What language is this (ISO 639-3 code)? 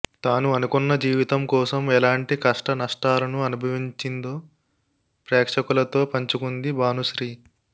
tel